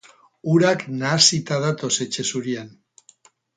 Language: Basque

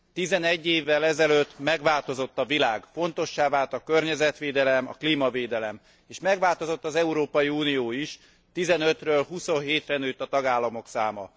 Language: Hungarian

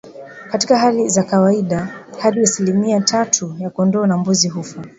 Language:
Swahili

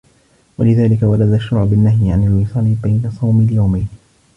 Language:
Arabic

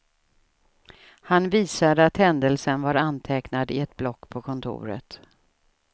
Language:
Swedish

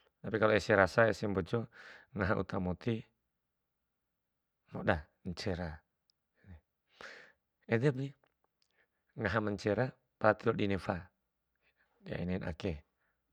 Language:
Bima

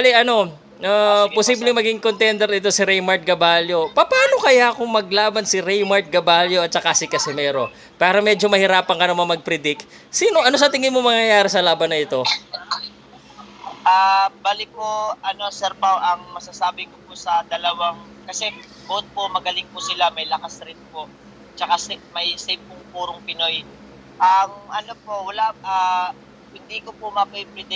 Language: Filipino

